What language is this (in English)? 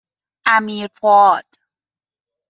Persian